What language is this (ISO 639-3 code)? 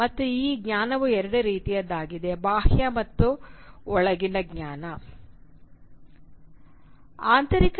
kan